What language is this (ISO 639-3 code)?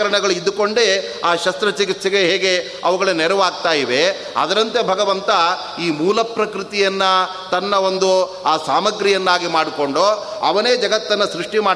kan